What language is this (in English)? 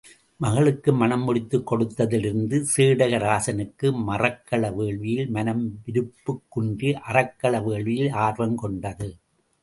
Tamil